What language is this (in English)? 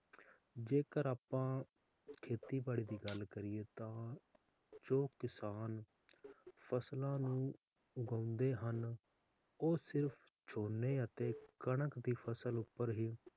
Punjabi